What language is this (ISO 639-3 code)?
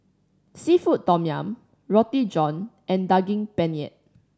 eng